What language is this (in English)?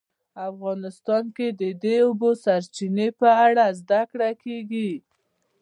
Pashto